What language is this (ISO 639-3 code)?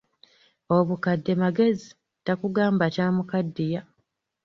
lug